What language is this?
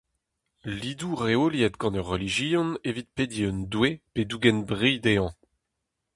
Breton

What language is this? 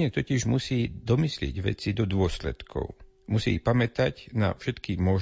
Slovak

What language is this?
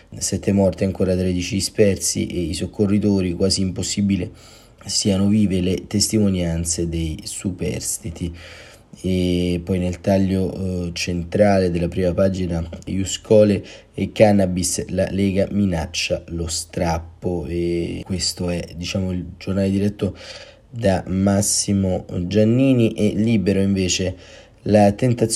Italian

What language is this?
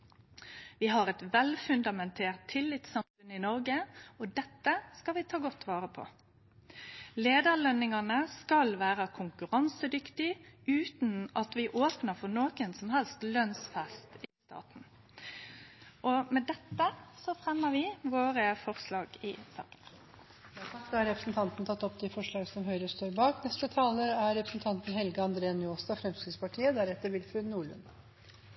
Norwegian Nynorsk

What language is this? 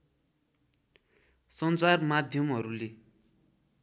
Nepali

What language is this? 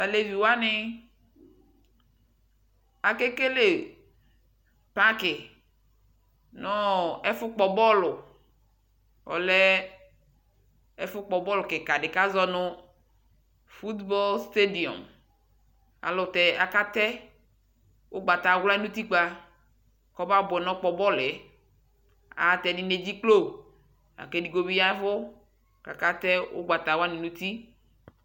Ikposo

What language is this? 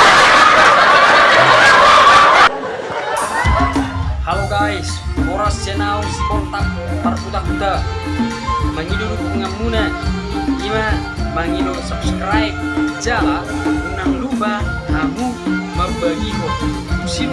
Indonesian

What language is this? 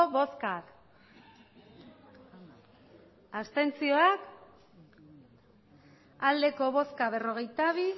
Basque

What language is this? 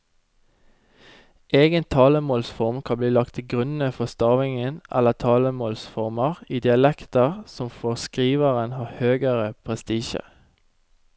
Norwegian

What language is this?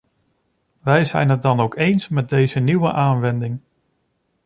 Dutch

